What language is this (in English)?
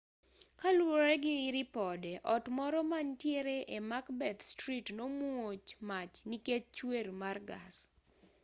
Luo (Kenya and Tanzania)